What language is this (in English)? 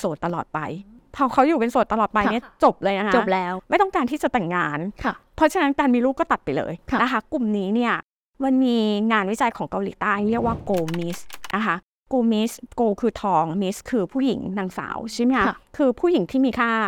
Thai